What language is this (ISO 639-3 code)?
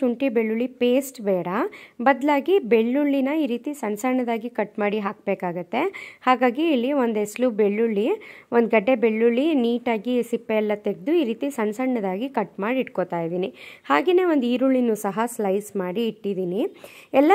kan